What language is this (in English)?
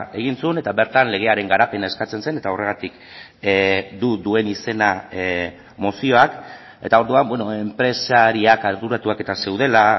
Basque